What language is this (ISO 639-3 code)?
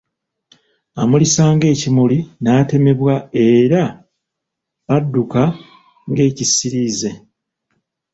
lug